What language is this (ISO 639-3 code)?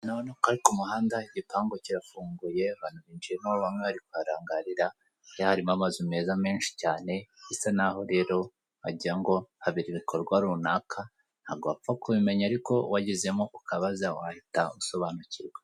kin